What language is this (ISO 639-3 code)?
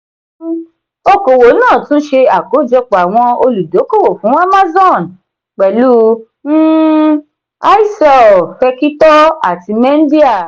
yor